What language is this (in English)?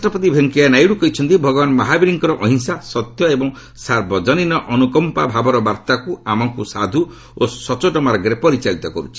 Odia